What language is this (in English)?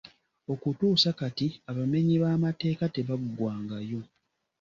Ganda